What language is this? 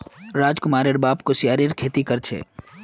Magahi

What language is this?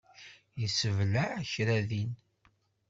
Kabyle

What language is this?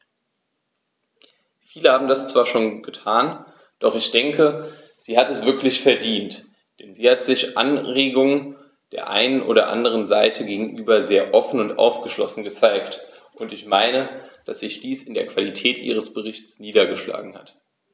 German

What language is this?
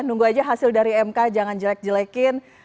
Indonesian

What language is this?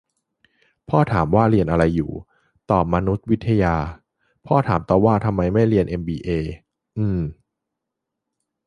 Thai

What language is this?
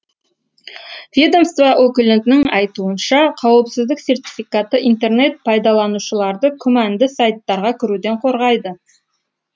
Kazakh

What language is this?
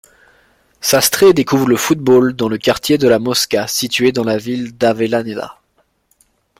French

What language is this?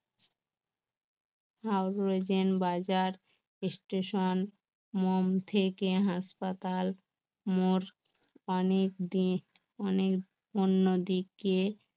Bangla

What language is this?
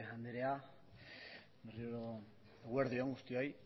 Basque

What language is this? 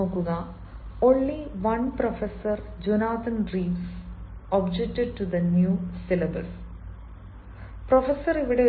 Malayalam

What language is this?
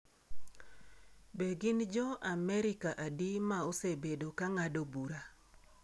Luo (Kenya and Tanzania)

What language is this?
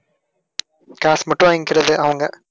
Tamil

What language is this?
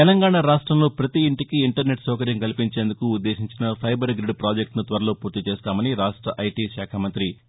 Telugu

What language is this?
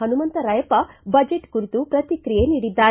Kannada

